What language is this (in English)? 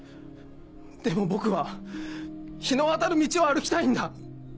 Japanese